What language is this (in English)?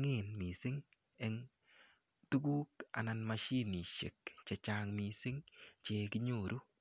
Kalenjin